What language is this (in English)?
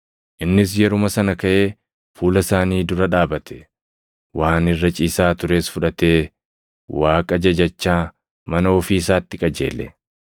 Oromo